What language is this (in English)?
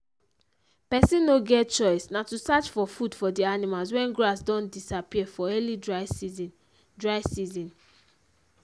Nigerian Pidgin